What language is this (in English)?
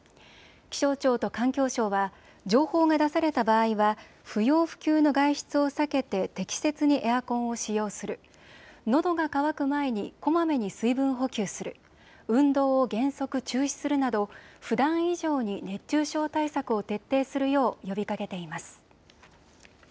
Japanese